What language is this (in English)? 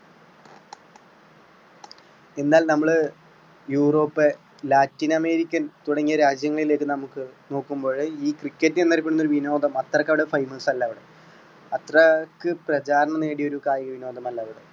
Malayalam